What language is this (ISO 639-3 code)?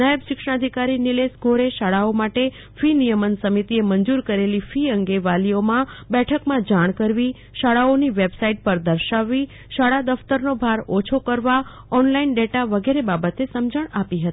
guj